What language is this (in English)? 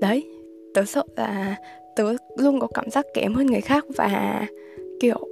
Vietnamese